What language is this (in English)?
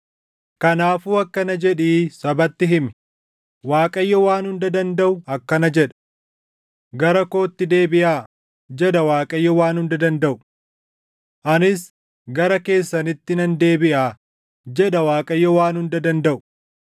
Oromo